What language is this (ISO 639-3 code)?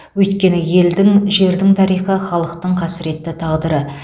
kaz